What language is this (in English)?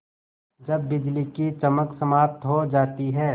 Hindi